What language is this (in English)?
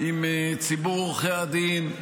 Hebrew